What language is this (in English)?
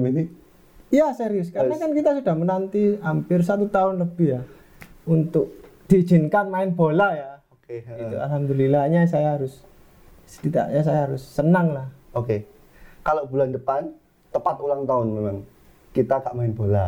Indonesian